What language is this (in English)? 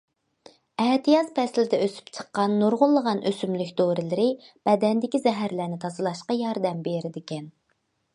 Uyghur